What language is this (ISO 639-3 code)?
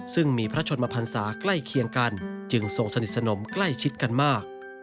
tha